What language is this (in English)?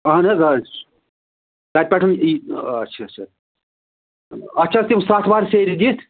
Kashmiri